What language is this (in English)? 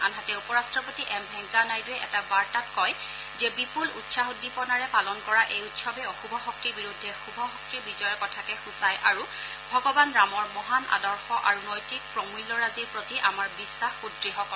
Assamese